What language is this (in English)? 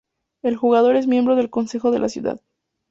Spanish